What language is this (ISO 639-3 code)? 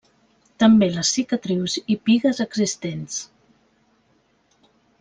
cat